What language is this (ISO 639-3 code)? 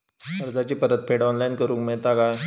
mar